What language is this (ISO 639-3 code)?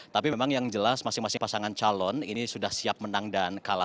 ind